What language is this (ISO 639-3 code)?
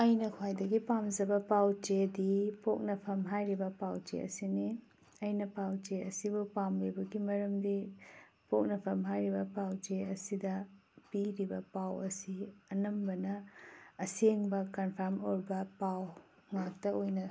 mni